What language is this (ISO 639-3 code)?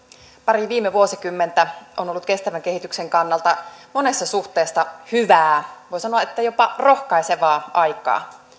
fin